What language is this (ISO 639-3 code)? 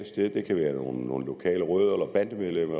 dan